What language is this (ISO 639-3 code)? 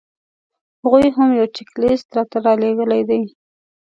pus